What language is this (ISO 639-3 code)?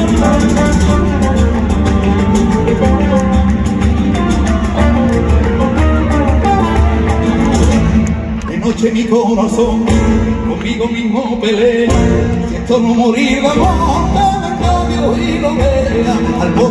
ara